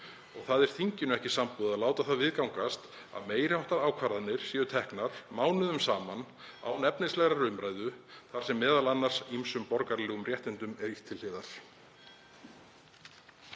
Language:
Icelandic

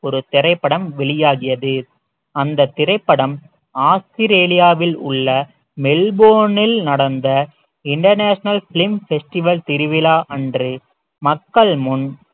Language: Tamil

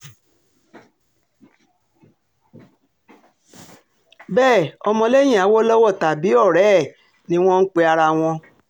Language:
Yoruba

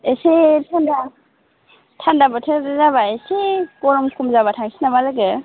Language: Bodo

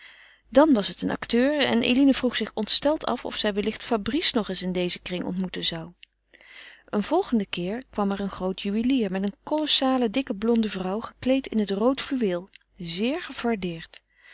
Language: Dutch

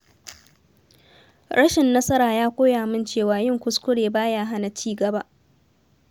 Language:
Hausa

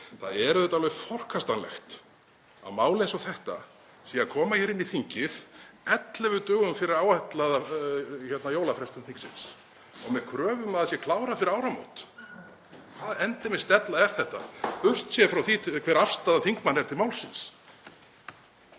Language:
Icelandic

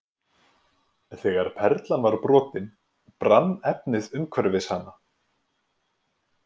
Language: Icelandic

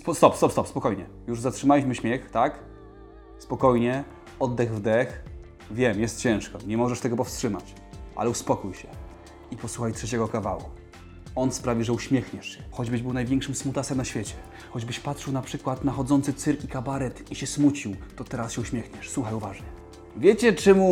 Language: Polish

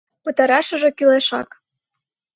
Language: Mari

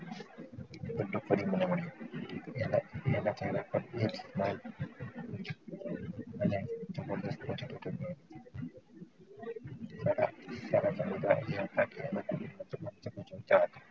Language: Gujarati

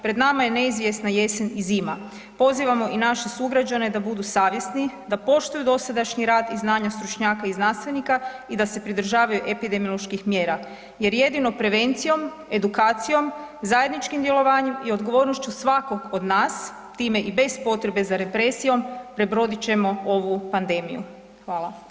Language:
Croatian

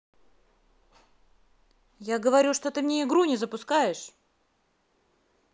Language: Russian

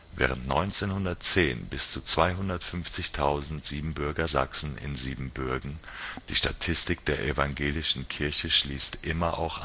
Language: German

